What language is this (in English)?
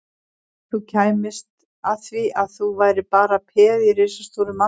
Icelandic